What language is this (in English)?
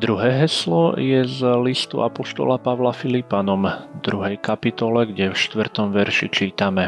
Slovak